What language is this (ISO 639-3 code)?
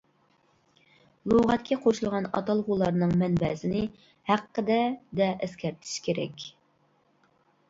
uig